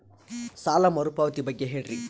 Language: Kannada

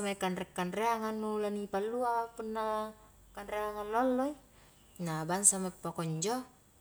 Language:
Highland Konjo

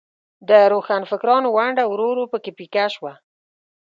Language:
Pashto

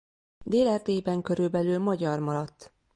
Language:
Hungarian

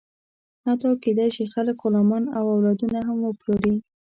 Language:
Pashto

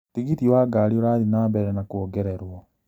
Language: Kikuyu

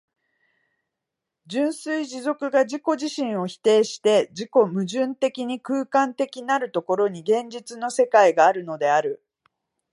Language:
Japanese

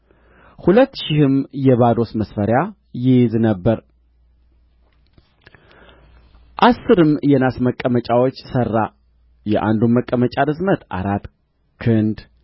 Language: Amharic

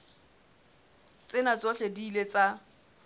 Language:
Southern Sotho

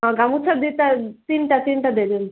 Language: Odia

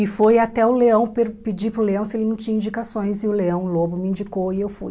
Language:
Portuguese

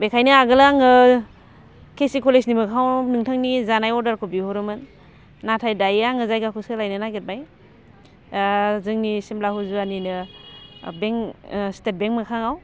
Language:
Bodo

